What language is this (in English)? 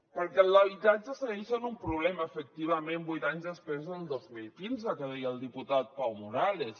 Catalan